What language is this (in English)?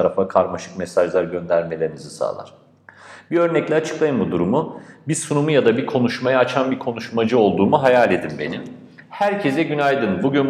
Turkish